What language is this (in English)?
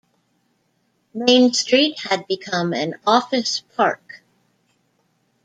English